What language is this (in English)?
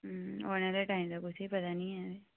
Dogri